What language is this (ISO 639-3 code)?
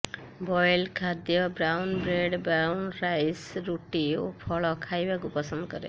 ori